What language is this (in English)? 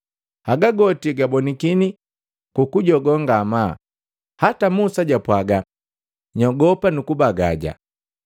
Matengo